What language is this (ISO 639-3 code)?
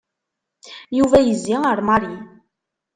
kab